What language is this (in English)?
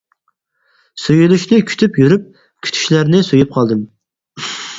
Uyghur